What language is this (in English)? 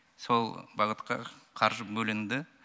Kazakh